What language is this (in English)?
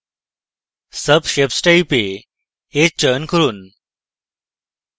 Bangla